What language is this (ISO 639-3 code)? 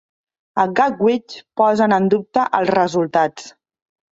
cat